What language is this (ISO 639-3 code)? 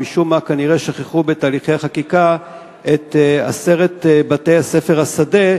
heb